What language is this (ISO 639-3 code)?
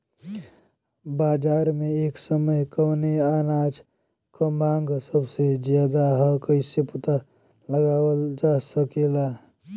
bho